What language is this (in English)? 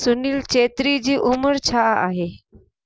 Sindhi